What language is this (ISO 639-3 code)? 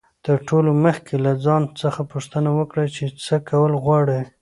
pus